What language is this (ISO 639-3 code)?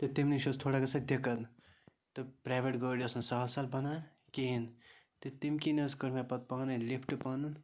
kas